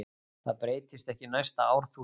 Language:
Icelandic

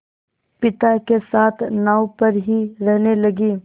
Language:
Hindi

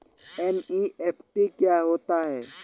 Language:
Hindi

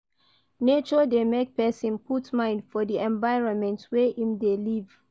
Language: Nigerian Pidgin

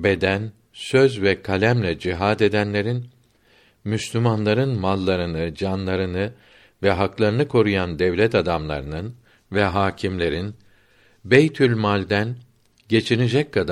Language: Turkish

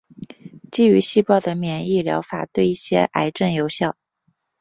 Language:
Chinese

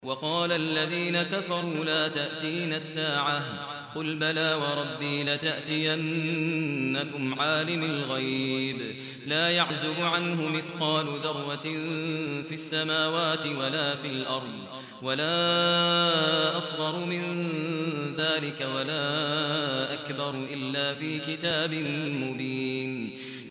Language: Arabic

